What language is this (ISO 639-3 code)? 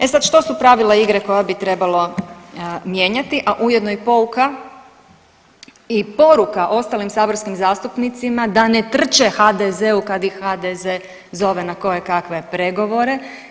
hrv